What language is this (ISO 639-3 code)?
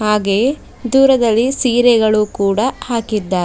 kan